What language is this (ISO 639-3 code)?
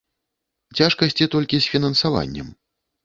bel